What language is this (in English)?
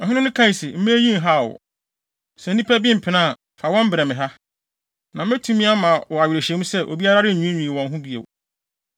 Akan